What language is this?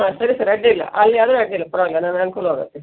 Kannada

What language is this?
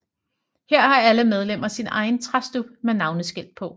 Danish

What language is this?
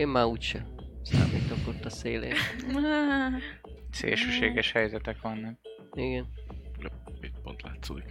Hungarian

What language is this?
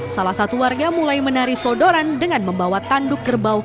Indonesian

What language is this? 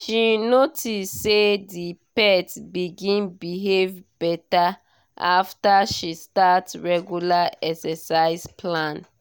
Nigerian Pidgin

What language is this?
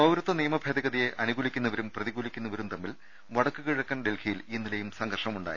Malayalam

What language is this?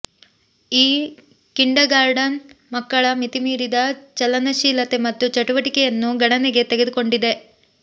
Kannada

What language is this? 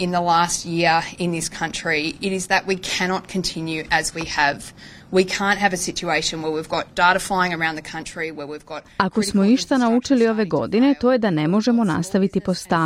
Croatian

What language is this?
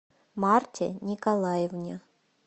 Russian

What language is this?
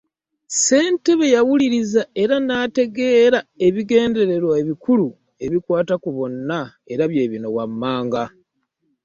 Ganda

